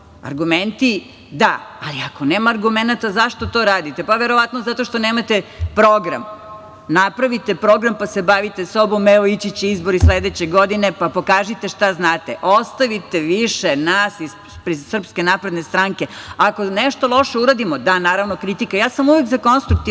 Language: Serbian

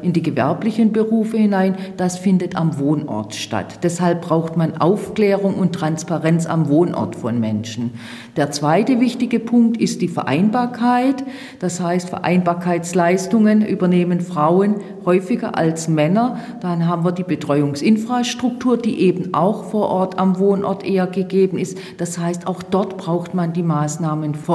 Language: German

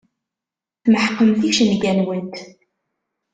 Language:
Kabyle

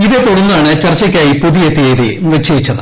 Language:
Malayalam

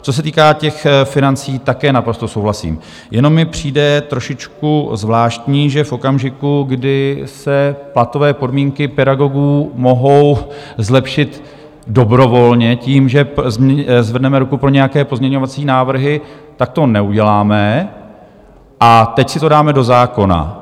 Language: Czech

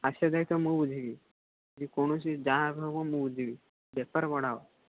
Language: Odia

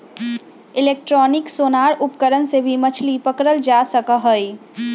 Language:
Magahi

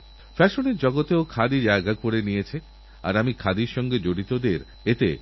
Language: Bangla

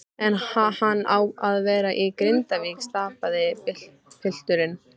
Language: Icelandic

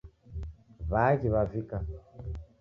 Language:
Taita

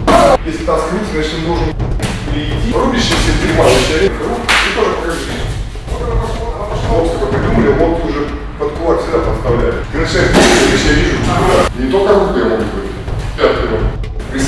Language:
Russian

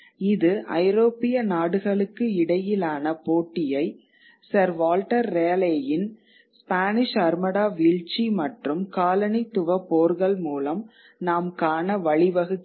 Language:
Tamil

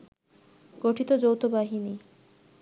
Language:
Bangla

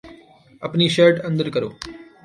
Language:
Urdu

